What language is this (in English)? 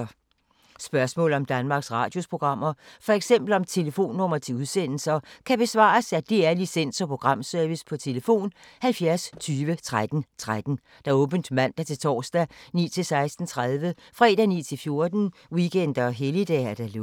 Danish